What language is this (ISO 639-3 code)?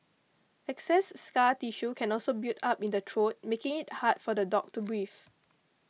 eng